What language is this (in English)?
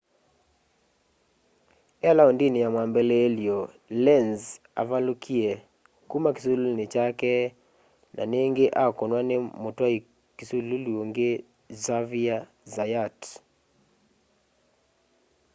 Kamba